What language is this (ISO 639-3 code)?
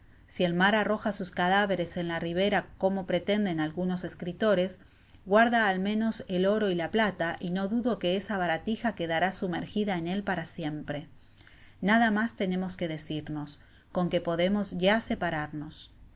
spa